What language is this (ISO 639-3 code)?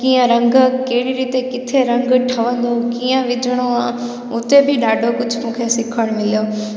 snd